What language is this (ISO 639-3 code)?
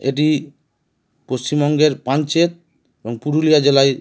ben